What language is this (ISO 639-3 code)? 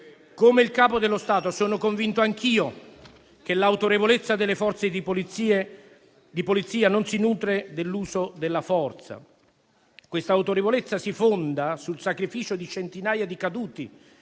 ita